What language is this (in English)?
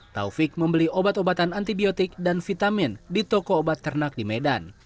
Indonesian